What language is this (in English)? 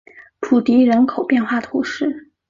Chinese